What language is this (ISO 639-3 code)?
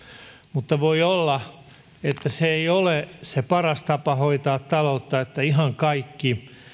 fin